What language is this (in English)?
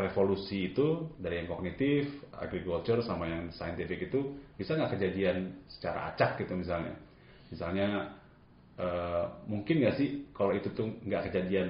Indonesian